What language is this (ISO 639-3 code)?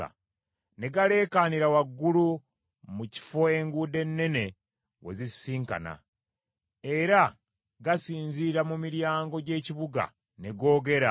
lug